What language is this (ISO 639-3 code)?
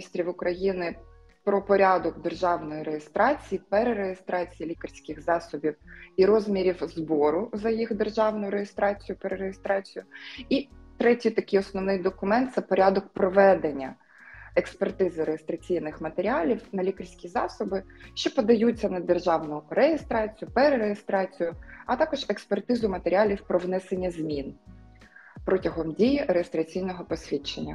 ukr